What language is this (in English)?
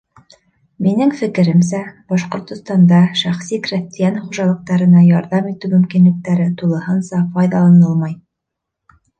Bashkir